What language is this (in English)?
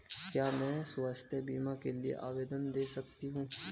Hindi